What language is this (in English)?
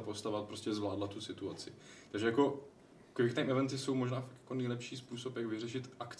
Czech